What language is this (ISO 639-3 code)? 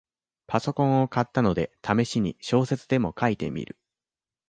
jpn